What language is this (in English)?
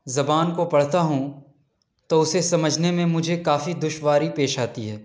Urdu